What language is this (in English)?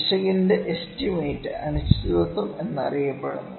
Malayalam